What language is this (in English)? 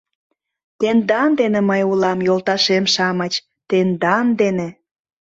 Mari